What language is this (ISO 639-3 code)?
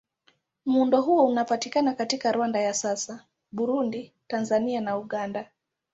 swa